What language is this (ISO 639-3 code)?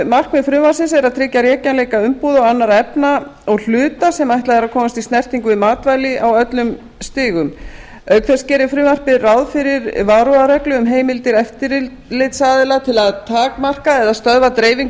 isl